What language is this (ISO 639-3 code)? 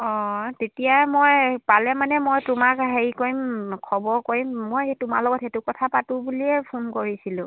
asm